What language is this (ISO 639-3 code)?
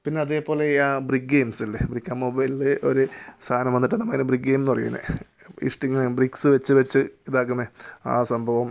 mal